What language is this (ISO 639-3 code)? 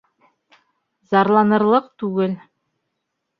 bak